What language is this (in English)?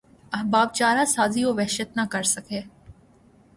Urdu